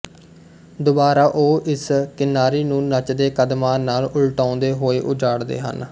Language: Punjabi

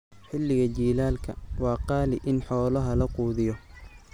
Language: Somali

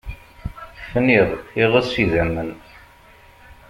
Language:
Kabyle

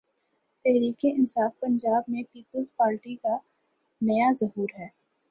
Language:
Urdu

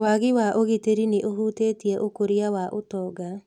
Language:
Kikuyu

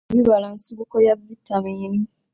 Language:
Ganda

